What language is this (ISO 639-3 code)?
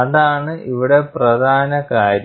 mal